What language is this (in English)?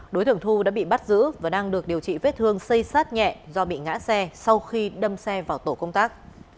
Vietnamese